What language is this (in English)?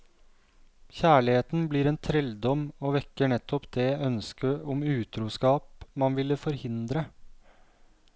Norwegian